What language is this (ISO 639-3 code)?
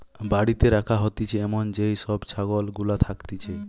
ben